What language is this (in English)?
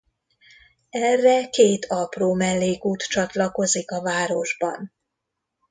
Hungarian